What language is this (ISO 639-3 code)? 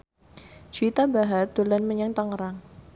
jav